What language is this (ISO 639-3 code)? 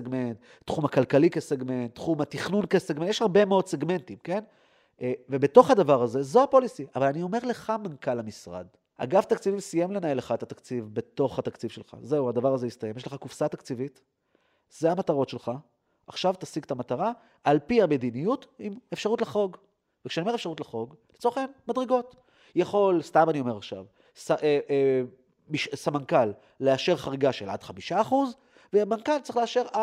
heb